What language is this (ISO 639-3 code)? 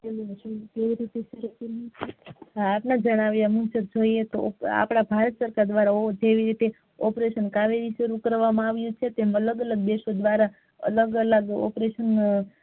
guj